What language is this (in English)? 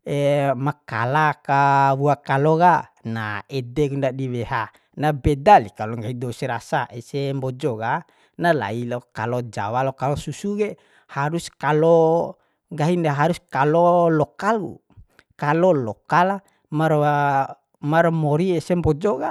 Bima